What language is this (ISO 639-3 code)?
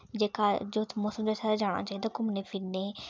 doi